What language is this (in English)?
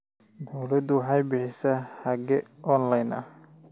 Somali